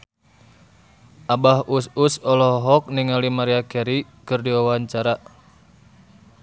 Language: Sundanese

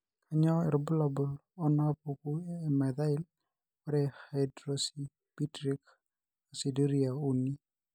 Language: Masai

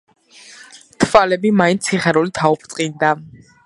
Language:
Georgian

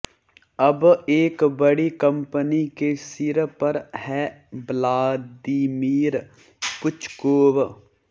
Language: Hindi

